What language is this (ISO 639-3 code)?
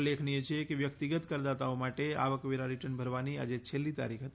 guj